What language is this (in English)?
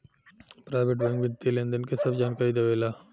Bhojpuri